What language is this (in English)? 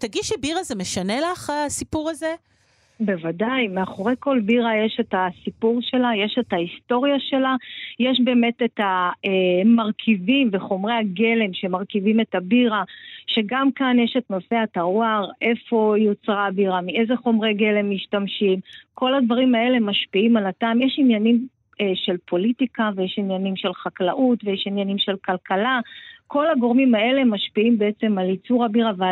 Hebrew